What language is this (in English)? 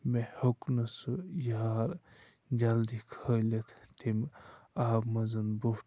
Kashmiri